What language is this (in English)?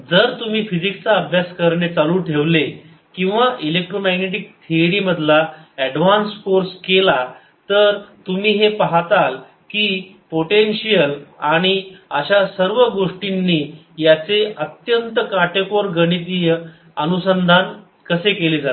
Marathi